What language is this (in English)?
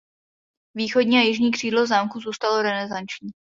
Czech